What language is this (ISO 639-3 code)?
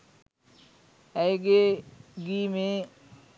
sin